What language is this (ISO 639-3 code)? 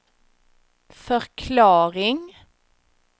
swe